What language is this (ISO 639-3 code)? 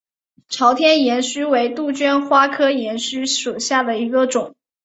zho